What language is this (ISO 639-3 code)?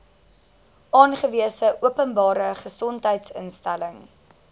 afr